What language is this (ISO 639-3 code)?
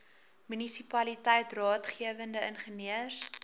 afr